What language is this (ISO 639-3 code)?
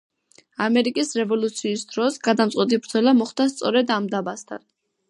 kat